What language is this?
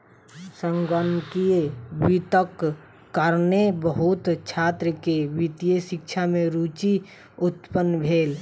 Maithili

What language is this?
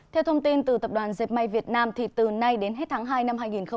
Vietnamese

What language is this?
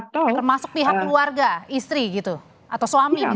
Indonesian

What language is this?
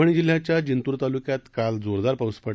Marathi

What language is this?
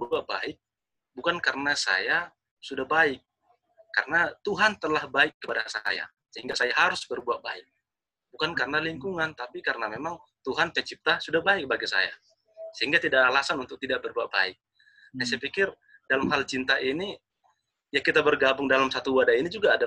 Indonesian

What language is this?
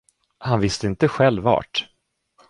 Swedish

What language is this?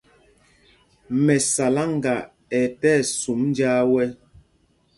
Mpumpong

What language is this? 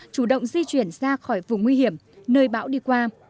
Vietnamese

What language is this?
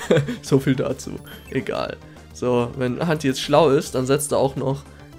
German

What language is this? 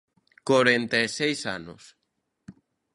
Galician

